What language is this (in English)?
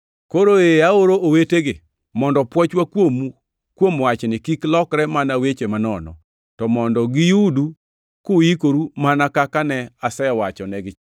Luo (Kenya and Tanzania)